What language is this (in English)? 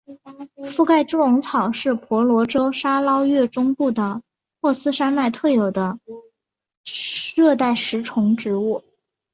Chinese